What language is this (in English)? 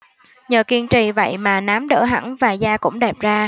Vietnamese